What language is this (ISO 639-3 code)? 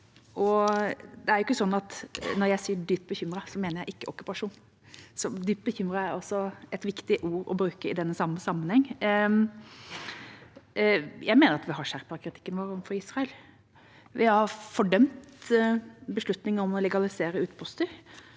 nor